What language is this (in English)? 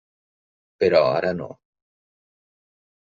Catalan